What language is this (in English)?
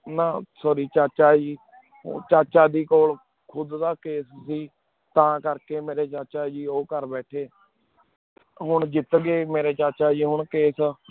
Punjabi